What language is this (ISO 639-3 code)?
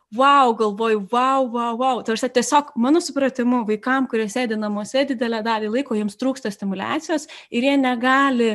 lit